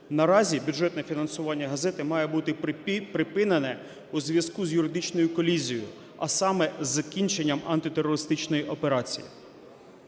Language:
Ukrainian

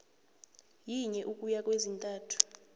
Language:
South Ndebele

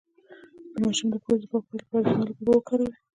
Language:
Pashto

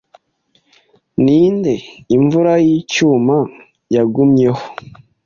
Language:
Kinyarwanda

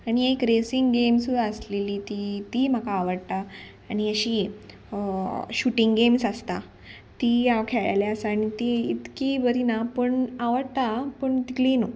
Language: Konkani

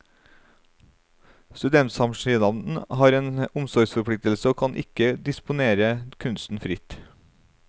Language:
Norwegian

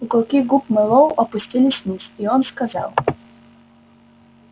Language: Russian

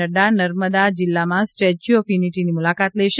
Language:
Gujarati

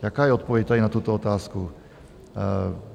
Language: Czech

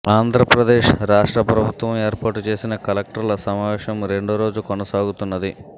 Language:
Telugu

